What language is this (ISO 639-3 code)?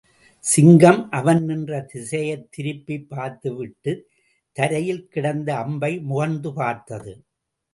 tam